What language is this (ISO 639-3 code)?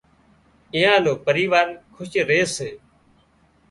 kxp